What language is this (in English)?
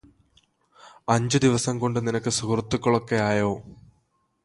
Malayalam